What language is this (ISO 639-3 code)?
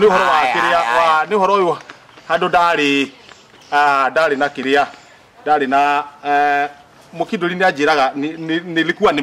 fra